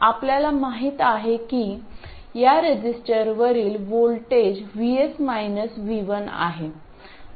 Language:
Marathi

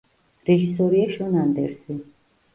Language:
Georgian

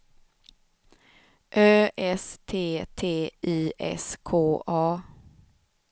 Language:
Swedish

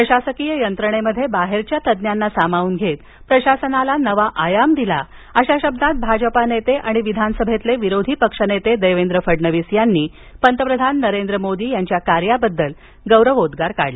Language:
Marathi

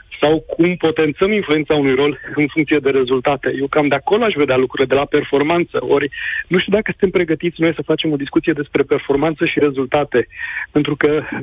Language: Romanian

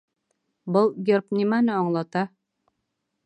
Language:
Bashkir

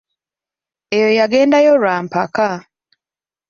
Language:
Ganda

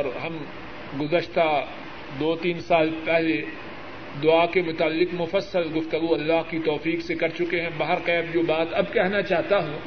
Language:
Urdu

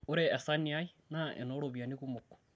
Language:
Masai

